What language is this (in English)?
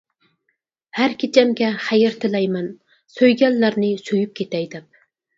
Uyghur